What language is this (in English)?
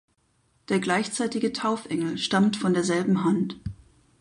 German